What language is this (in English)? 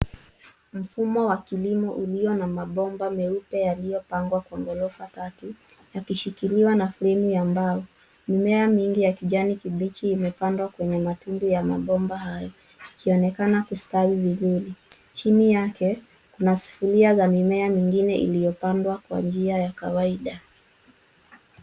Swahili